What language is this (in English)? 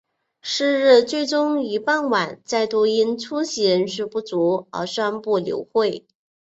Chinese